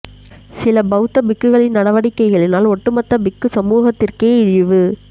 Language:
Tamil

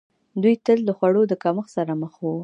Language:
Pashto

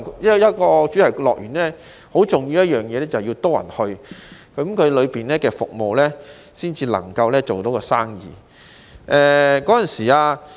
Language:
Cantonese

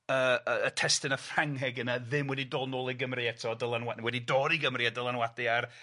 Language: Welsh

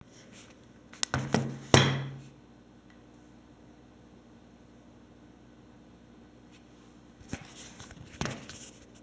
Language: Kazakh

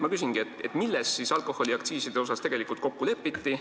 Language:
Estonian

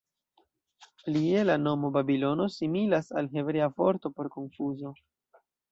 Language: Esperanto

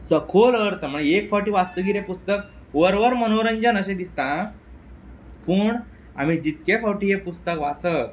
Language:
Konkani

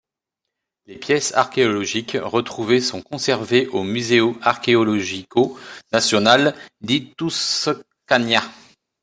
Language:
French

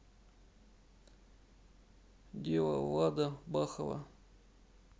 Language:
Russian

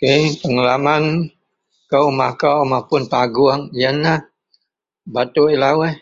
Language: Central Melanau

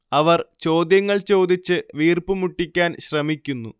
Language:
Malayalam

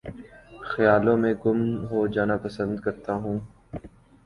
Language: Urdu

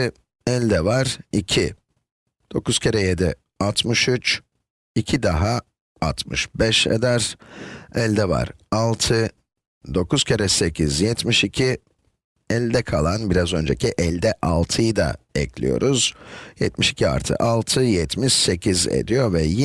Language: Turkish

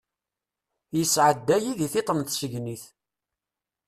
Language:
Kabyle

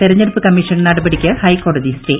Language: Malayalam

